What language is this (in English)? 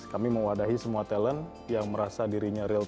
Indonesian